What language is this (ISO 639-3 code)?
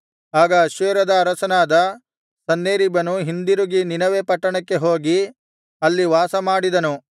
kan